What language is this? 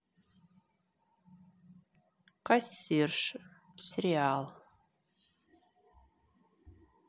Russian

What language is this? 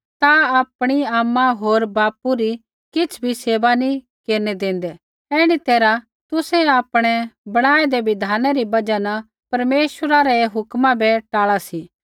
Kullu Pahari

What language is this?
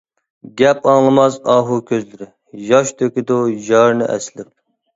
Uyghur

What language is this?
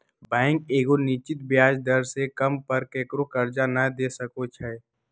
Magahi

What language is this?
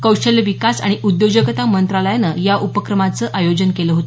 Marathi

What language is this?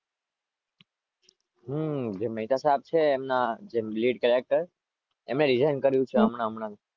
Gujarati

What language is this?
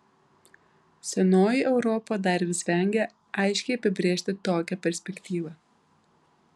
Lithuanian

